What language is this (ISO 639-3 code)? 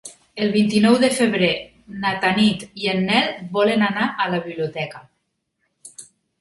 cat